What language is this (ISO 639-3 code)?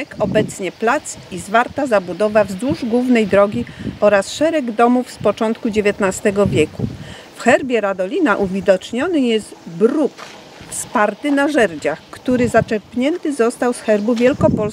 pol